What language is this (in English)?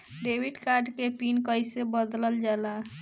Bhojpuri